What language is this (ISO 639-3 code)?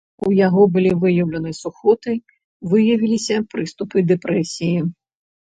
bel